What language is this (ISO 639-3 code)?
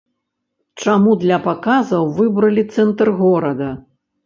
bel